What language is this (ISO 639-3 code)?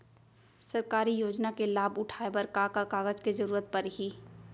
hne